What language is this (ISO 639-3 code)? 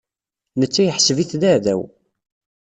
kab